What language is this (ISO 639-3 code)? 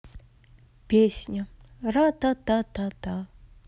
rus